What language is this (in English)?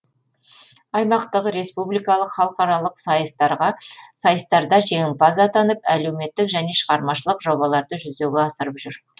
Kazakh